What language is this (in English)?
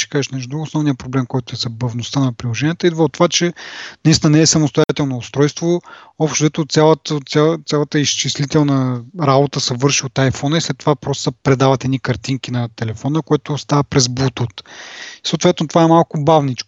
Bulgarian